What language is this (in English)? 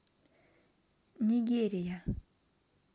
Russian